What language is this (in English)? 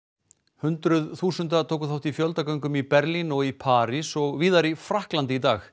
Icelandic